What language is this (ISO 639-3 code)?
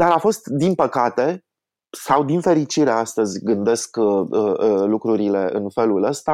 ron